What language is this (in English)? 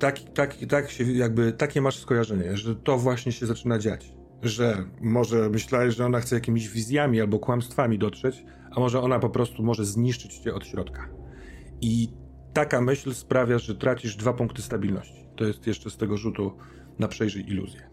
Polish